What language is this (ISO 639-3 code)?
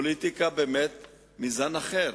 heb